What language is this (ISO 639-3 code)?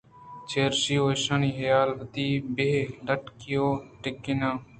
bgp